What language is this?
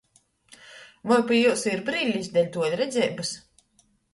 Latgalian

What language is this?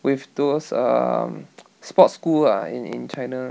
English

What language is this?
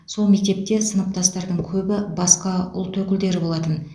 Kazakh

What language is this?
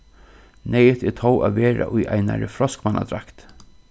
Faroese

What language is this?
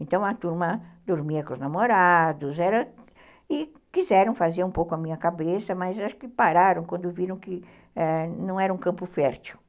Portuguese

